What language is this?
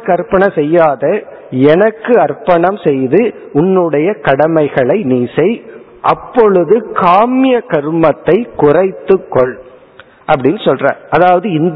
Tamil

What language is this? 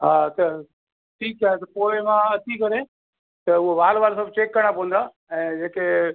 Sindhi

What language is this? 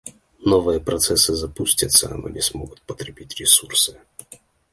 Russian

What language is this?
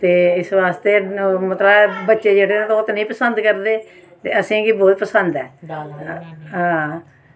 Dogri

